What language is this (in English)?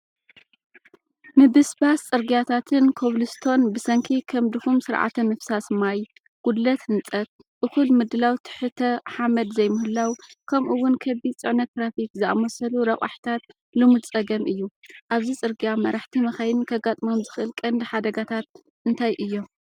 Tigrinya